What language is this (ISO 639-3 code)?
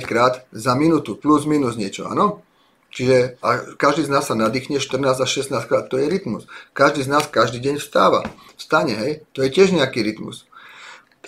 slk